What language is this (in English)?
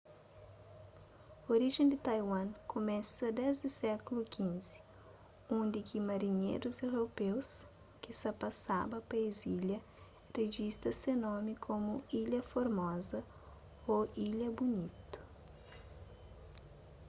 Kabuverdianu